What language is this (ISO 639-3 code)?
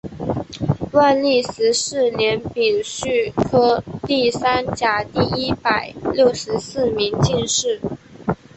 zho